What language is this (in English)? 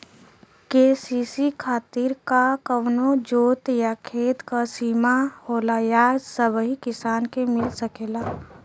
Bhojpuri